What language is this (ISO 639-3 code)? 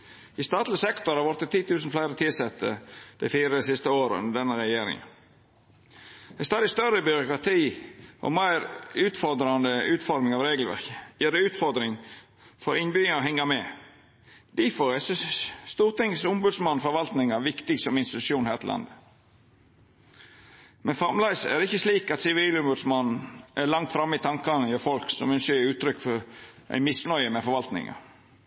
nno